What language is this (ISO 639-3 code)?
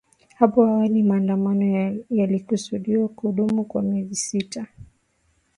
swa